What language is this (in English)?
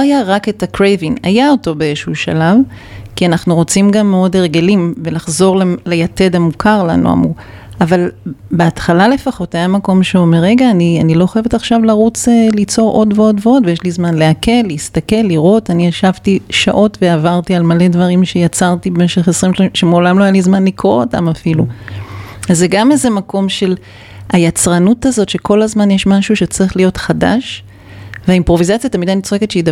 Hebrew